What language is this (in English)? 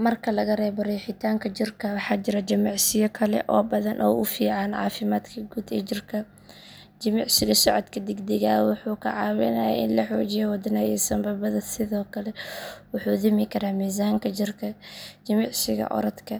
Somali